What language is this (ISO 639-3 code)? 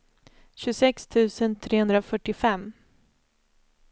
swe